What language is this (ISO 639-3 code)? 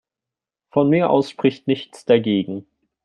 deu